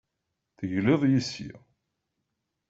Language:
Kabyle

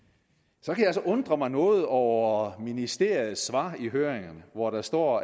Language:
Danish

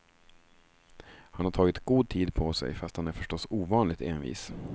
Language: Swedish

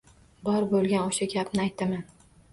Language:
Uzbek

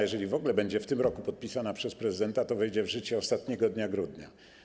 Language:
Polish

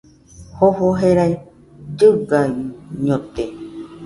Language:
Nüpode Huitoto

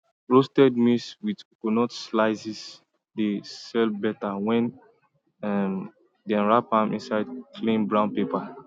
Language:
Nigerian Pidgin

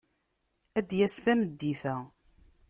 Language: Kabyle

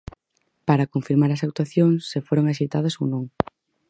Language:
Galician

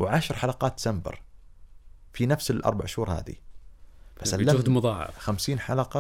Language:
Arabic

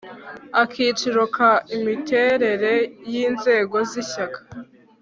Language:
Kinyarwanda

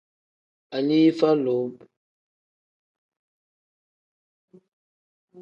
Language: Tem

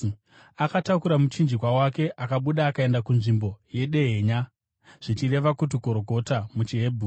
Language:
Shona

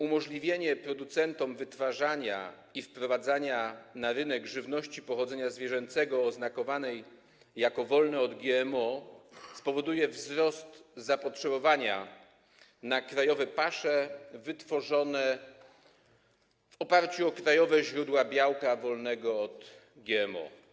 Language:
Polish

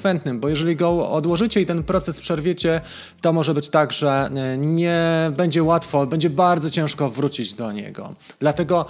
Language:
Polish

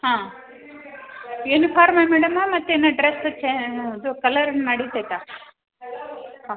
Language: Kannada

